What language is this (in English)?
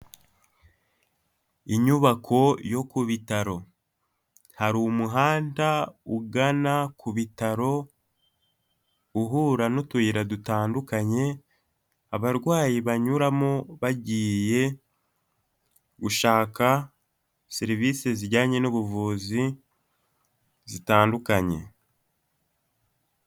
Kinyarwanda